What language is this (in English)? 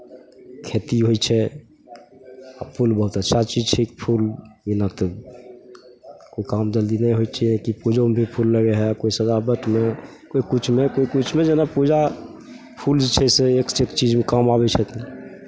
Maithili